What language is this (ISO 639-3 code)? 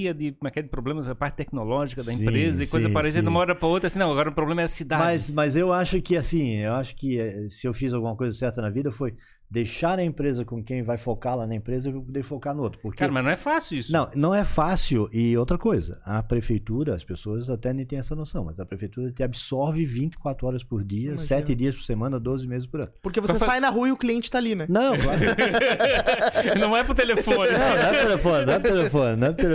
por